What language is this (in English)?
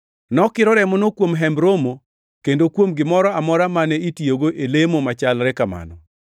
Luo (Kenya and Tanzania)